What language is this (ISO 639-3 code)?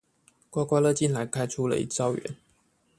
zho